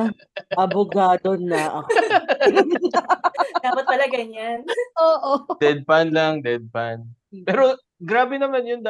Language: Filipino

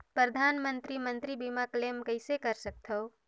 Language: Chhattisgarhi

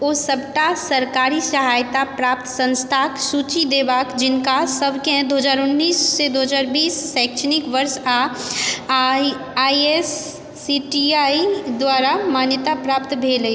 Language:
Maithili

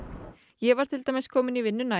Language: Icelandic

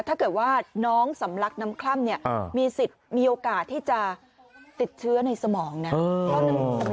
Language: Thai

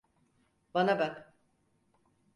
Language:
Turkish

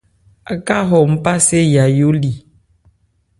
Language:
Ebrié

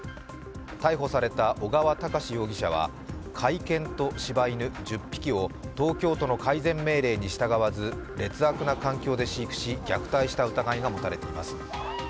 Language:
Japanese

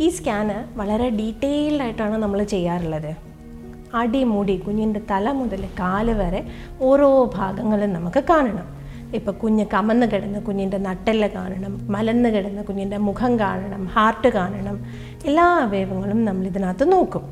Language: Malayalam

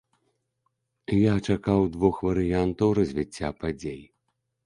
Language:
Belarusian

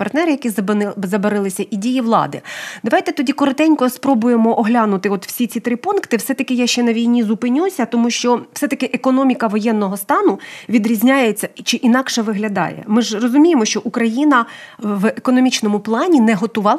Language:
Ukrainian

